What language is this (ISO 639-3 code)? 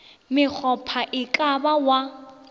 nso